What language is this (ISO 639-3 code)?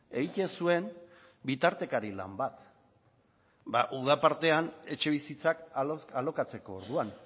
eus